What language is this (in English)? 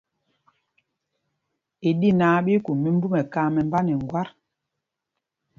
Mpumpong